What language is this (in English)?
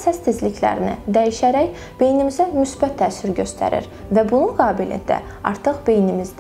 Turkish